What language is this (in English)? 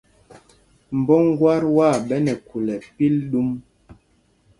Mpumpong